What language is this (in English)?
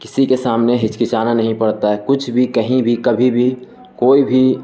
Urdu